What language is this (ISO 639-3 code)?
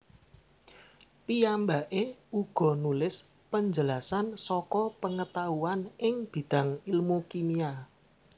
jav